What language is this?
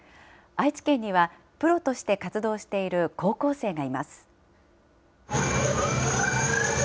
Japanese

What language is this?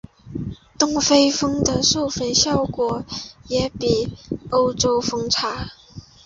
Chinese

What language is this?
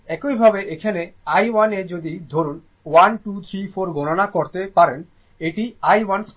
Bangla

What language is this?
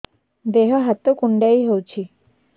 Odia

